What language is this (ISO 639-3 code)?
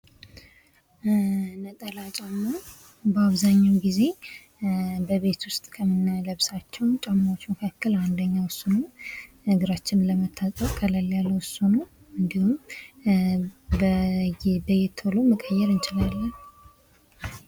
amh